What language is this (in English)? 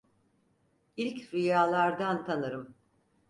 Turkish